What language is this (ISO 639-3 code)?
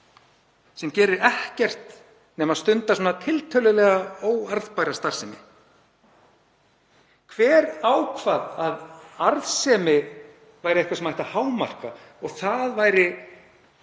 isl